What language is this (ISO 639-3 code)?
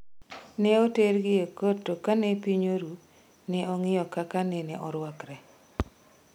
luo